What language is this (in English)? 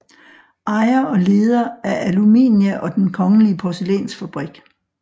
Danish